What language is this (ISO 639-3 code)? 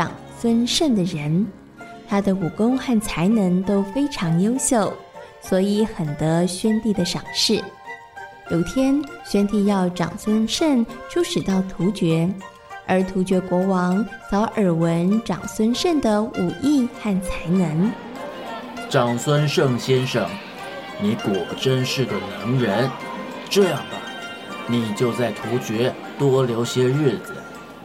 zho